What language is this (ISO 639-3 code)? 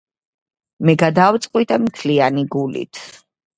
kat